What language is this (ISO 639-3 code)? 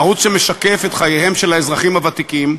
heb